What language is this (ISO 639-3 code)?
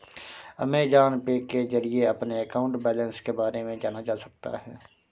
hin